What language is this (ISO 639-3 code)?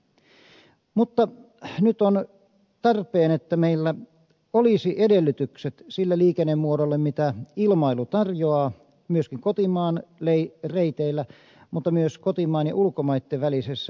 fin